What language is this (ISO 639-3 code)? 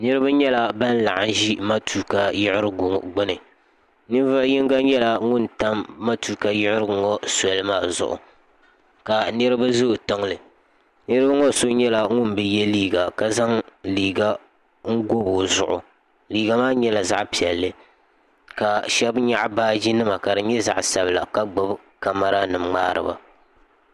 dag